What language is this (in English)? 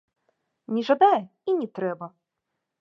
Belarusian